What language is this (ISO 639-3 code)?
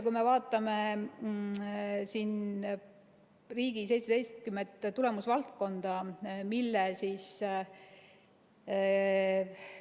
est